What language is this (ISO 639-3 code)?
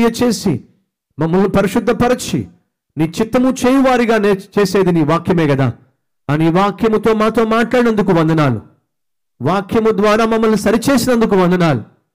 tel